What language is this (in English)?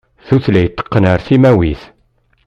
Kabyle